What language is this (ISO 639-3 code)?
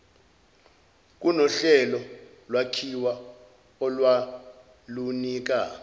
zul